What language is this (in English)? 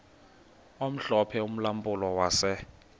Xhosa